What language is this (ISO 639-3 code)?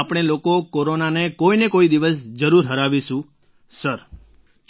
guj